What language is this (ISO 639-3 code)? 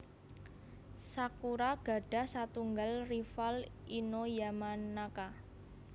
jav